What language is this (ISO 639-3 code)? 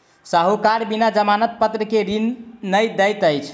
mai